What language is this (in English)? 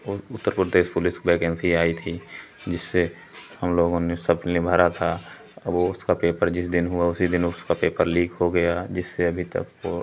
Hindi